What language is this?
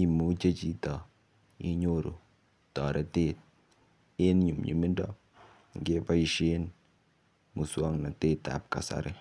Kalenjin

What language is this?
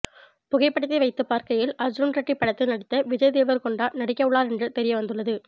Tamil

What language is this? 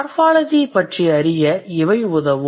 Tamil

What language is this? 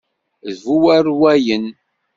Kabyle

